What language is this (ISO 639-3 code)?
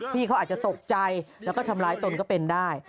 tha